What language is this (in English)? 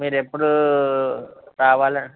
Telugu